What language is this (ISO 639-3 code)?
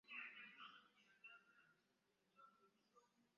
lug